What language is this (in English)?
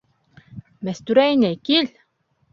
Bashkir